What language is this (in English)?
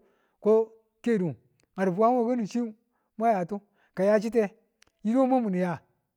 Tula